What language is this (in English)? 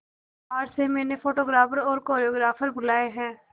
Hindi